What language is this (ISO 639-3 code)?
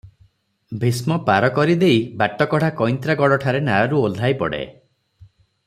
ori